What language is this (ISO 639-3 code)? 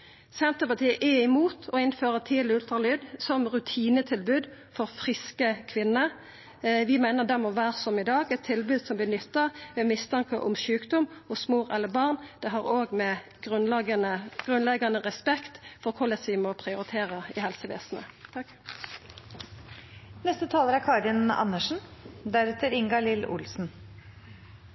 nor